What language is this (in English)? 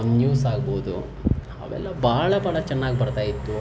Kannada